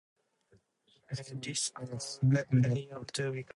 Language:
English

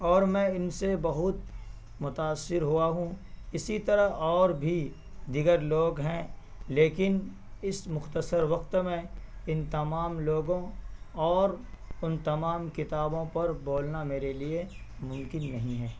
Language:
Urdu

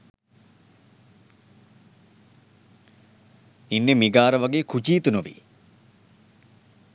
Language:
Sinhala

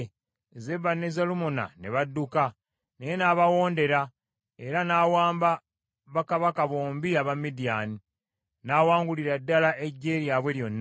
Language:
Ganda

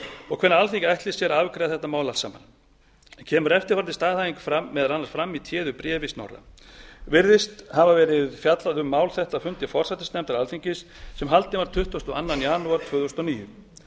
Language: Icelandic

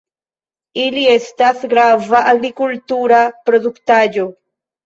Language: Esperanto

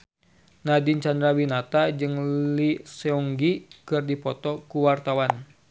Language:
Sundanese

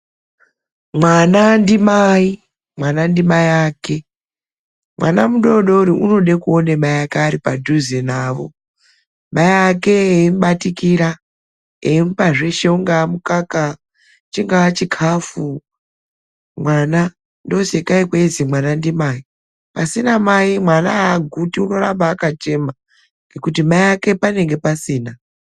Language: Ndau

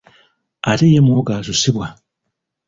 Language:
Ganda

